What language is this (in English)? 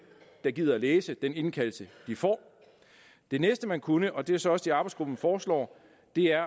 Danish